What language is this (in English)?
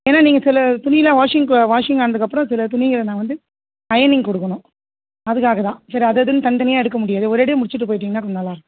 Tamil